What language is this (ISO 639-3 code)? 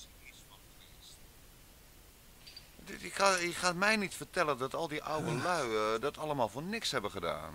nld